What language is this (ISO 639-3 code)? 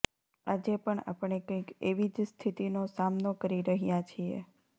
guj